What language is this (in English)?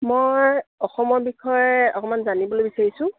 Assamese